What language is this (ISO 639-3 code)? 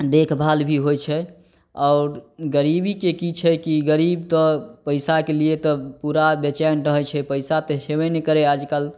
mai